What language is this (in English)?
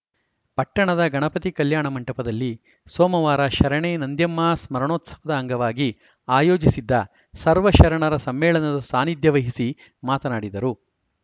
Kannada